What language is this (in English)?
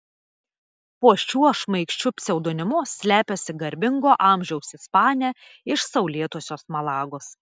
Lithuanian